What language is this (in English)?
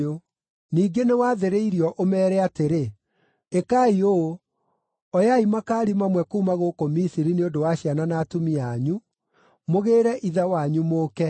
Kikuyu